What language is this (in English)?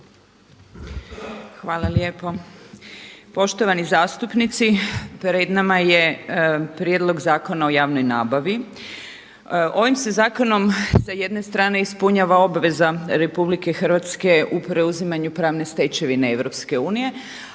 Croatian